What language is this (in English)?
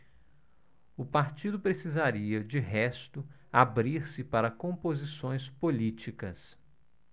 Portuguese